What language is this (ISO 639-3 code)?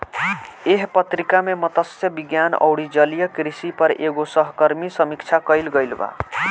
bho